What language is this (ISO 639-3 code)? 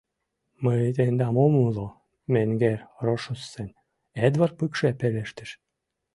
chm